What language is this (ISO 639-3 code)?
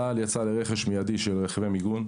heb